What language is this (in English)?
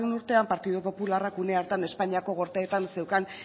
Basque